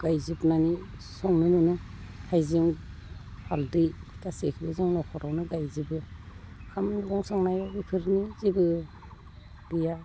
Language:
Bodo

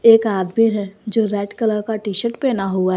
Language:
Hindi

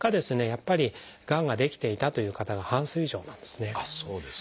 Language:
Japanese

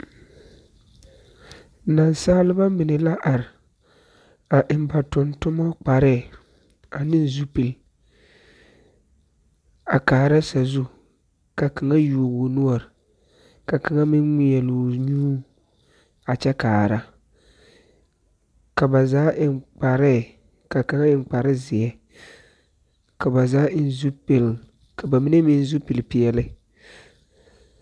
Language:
Southern Dagaare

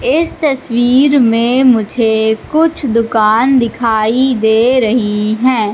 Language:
Hindi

